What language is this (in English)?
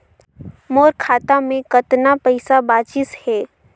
Chhattisgarhi